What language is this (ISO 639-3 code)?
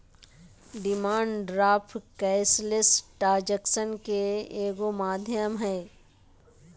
mag